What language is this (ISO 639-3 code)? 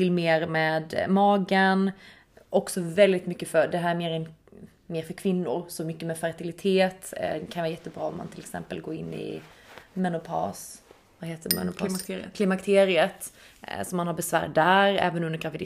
swe